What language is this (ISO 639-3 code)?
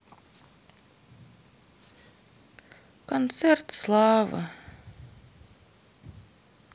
rus